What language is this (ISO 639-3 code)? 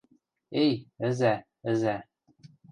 mrj